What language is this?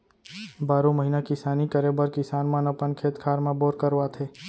Chhattisgarhi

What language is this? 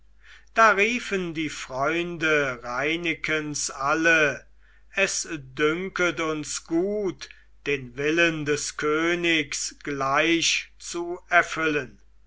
German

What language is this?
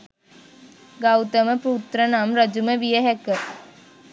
Sinhala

